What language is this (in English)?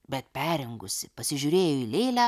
Lithuanian